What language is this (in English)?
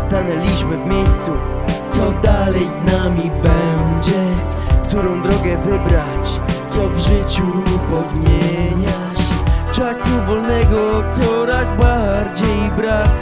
Polish